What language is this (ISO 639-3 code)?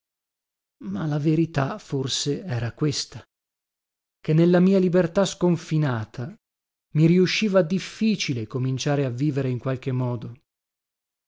ita